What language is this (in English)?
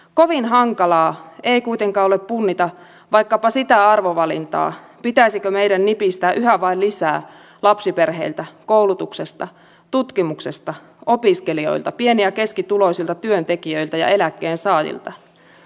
Finnish